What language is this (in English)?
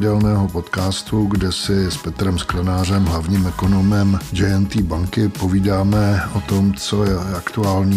Czech